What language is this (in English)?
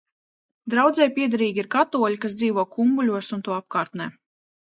Latvian